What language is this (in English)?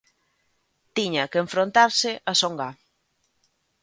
Galician